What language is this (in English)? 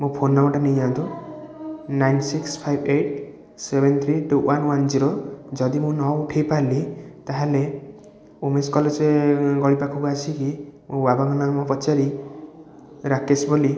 Odia